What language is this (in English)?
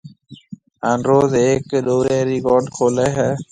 Marwari (Pakistan)